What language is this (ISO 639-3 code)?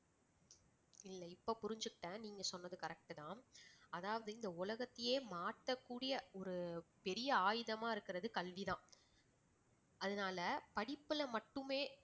tam